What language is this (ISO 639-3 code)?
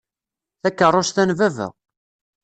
kab